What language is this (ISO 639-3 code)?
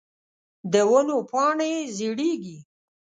pus